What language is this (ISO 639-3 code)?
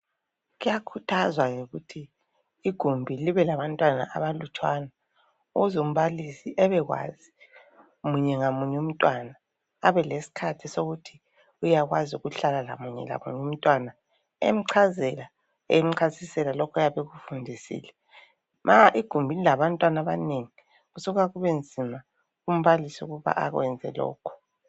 nde